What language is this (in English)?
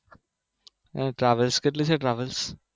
Gujarati